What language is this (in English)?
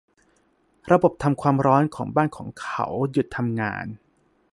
Thai